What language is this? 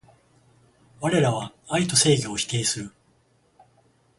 Japanese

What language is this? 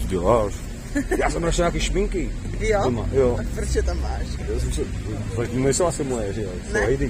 Czech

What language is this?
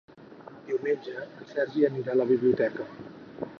Catalan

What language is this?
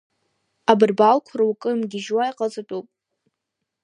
Abkhazian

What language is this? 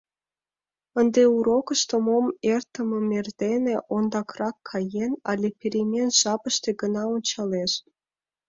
Mari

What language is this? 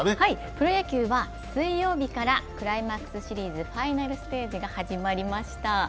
Japanese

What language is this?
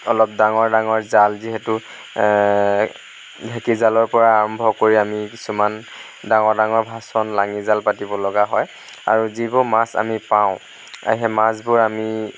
Assamese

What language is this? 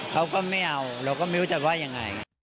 Thai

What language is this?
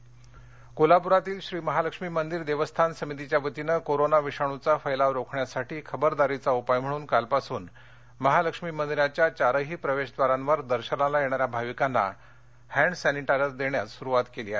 Marathi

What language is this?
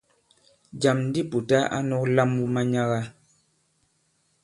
Bankon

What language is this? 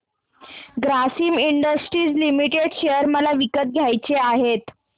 Marathi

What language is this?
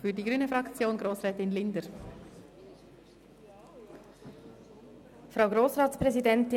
Swiss German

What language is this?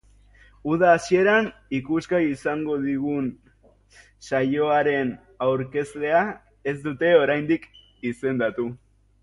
Basque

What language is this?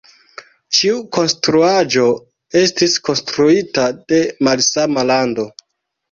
Esperanto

